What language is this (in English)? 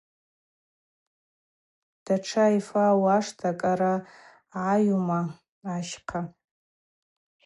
Abaza